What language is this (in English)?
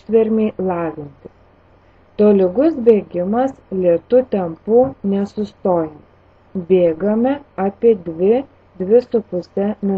Lithuanian